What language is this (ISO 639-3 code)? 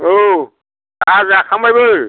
brx